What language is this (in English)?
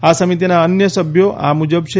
Gujarati